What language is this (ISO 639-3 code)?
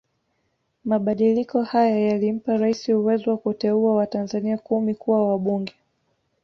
swa